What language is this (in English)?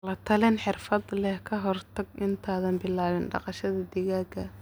Somali